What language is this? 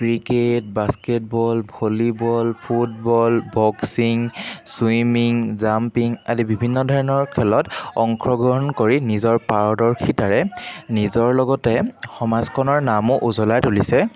Assamese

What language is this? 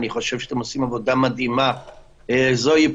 Hebrew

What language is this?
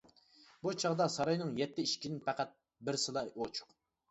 Uyghur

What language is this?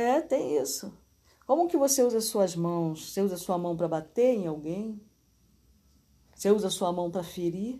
Portuguese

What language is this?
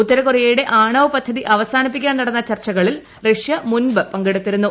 Malayalam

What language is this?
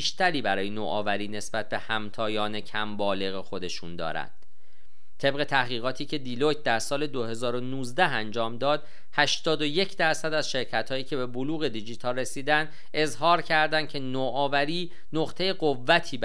Persian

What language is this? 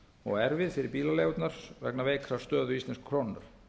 Icelandic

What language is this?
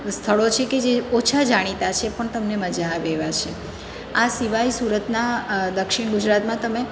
Gujarati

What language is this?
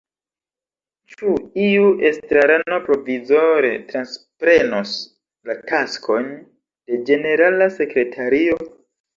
Esperanto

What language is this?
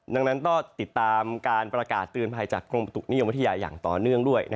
Thai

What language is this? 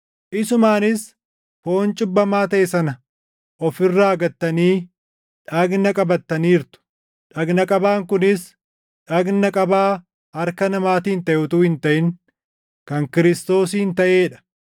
Oromo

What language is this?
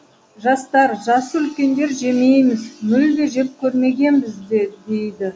Kazakh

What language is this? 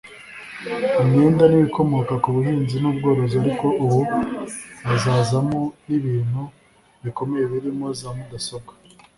Kinyarwanda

